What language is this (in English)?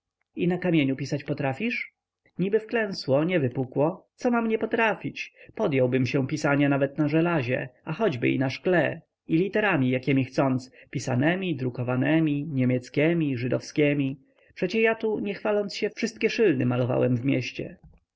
Polish